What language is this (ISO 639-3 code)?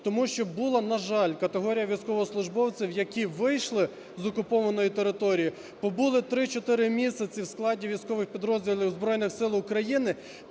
ukr